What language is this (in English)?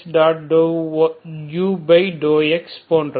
Tamil